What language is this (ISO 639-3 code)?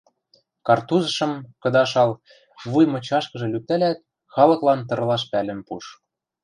mrj